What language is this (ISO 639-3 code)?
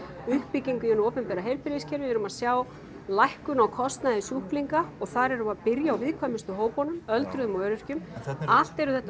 isl